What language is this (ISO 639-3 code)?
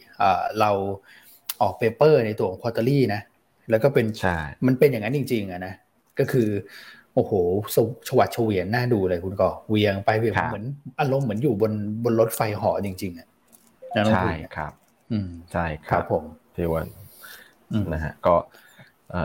tha